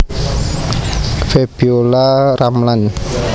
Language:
Javanese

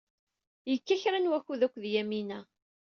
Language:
Kabyle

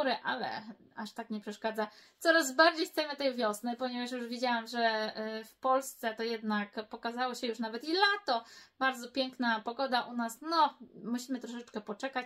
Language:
Polish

